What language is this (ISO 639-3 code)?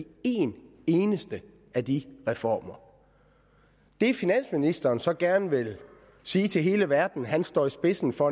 dan